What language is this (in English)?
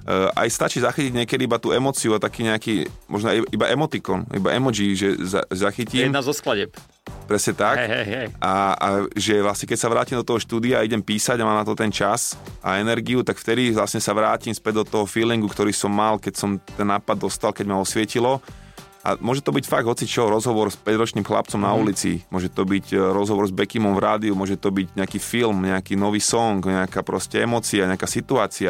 Slovak